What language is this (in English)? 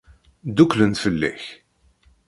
Kabyle